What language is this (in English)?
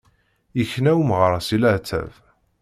Kabyle